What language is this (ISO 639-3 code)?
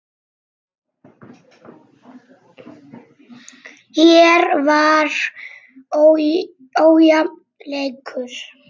isl